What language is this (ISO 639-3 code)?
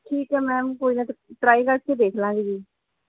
pan